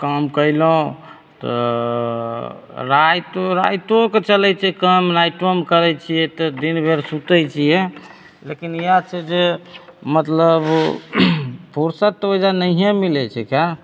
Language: Maithili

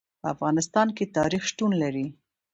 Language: Pashto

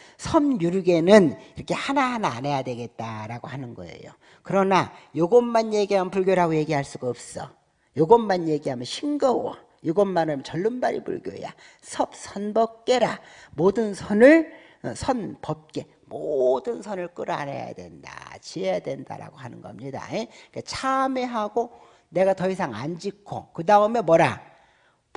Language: Korean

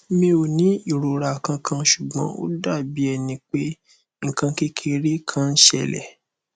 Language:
Yoruba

